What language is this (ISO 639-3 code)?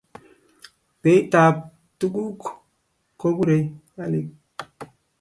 kln